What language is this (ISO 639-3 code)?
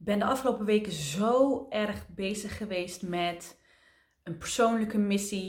nld